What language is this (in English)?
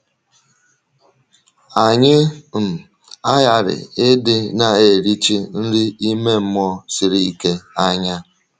Igbo